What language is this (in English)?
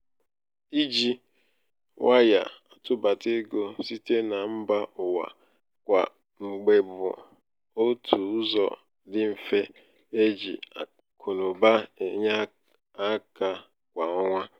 Igbo